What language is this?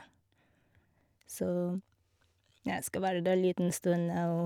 Norwegian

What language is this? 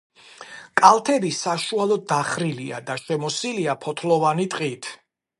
Georgian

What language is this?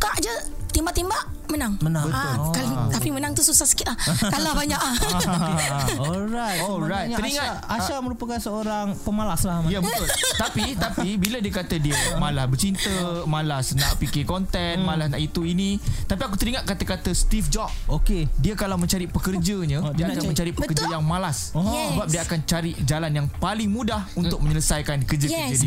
Malay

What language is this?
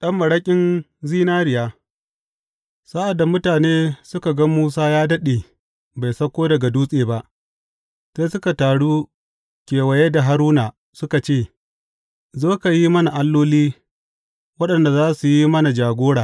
Hausa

